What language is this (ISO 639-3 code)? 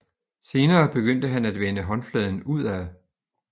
dan